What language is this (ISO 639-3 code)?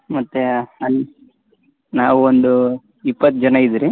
kan